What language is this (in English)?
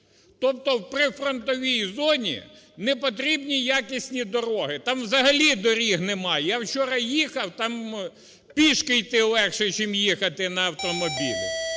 Ukrainian